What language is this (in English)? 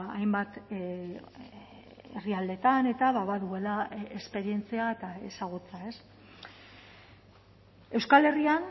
Basque